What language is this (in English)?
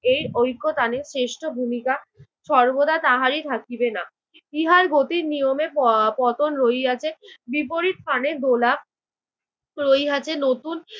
Bangla